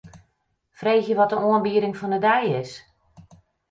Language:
Western Frisian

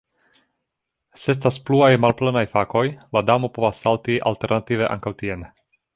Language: Esperanto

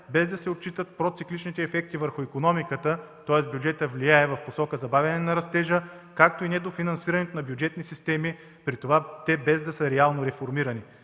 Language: Bulgarian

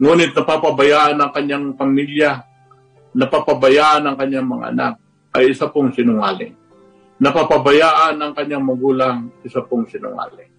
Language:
Filipino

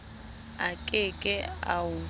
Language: Southern Sotho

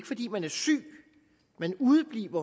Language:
Danish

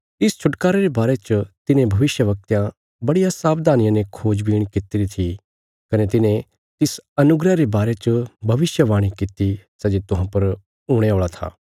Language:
Bilaspuri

